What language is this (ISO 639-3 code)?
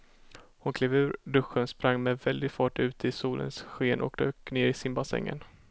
swe